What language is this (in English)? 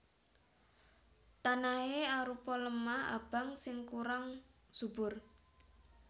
Javanese